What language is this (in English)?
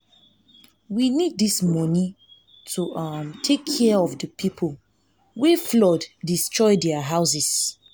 Nigerian Pidgin